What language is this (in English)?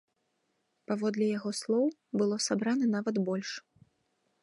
Belarusian